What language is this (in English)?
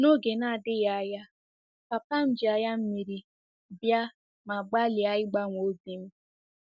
Igbo